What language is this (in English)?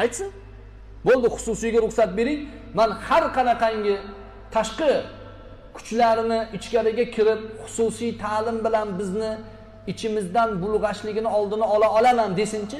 Turkish